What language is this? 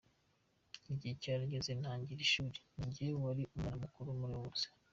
Kinyarwanda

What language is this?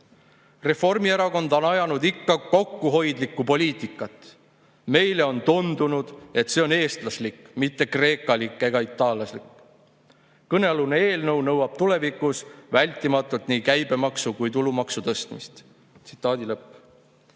Estonian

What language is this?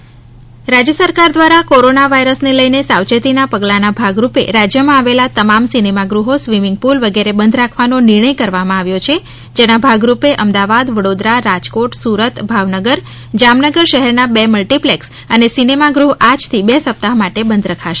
Gujarati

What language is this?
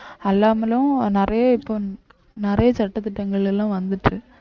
Tamil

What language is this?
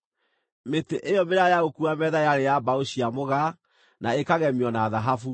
Kikuyu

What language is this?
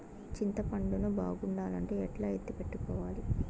Telugu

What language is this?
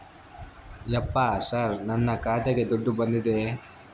Kannada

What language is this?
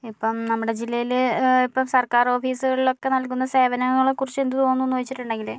Malayalam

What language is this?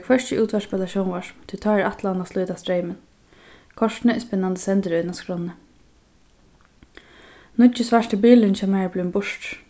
Faroese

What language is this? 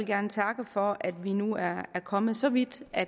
Danish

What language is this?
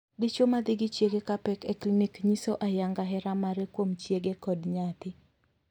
Luo (Kenya and Tanzania)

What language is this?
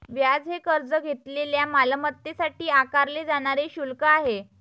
Marathi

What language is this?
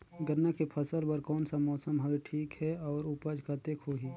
Chhattisgarhi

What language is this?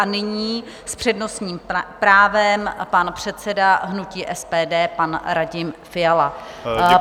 Czech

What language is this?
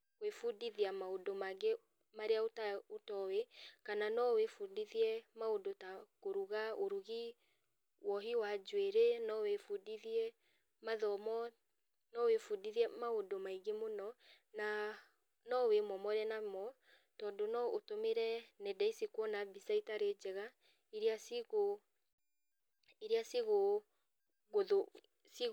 Kikuyu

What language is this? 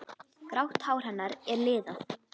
Icelandic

